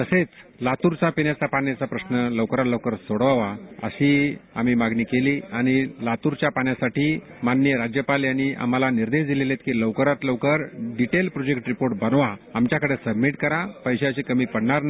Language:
Marathi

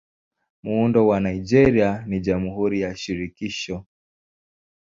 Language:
Swahili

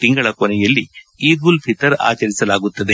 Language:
Kannada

